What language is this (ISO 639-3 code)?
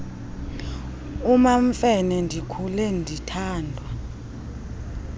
xho